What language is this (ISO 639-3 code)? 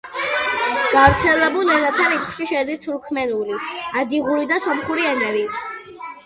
kat